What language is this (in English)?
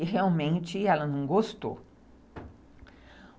Portuguese